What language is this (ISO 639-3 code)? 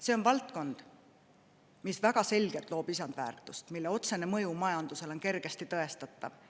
est